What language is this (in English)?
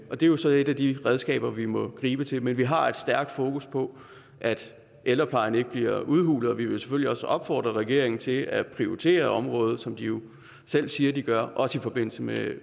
Danish